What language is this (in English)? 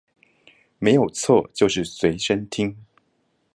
Chinese